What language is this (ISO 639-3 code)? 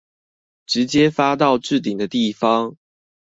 zho